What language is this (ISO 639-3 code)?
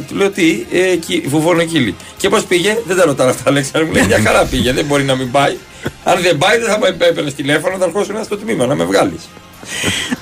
ell